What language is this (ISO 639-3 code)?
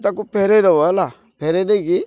ori